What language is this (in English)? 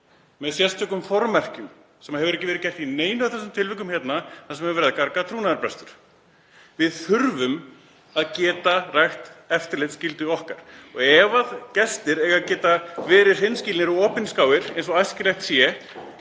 Icelandic